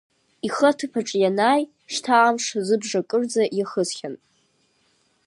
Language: Abkhazian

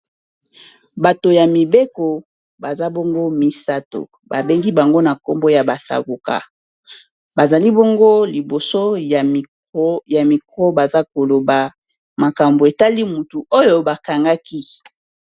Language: Lingala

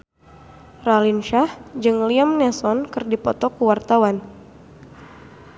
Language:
Sundanese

